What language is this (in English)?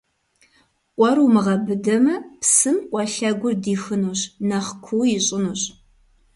Kabardian